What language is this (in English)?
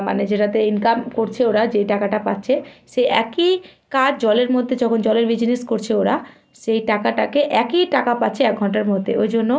Bangla